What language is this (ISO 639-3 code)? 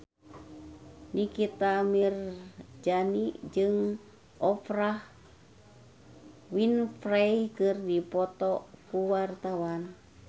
sun